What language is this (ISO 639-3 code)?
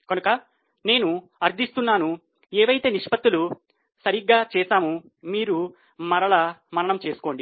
tel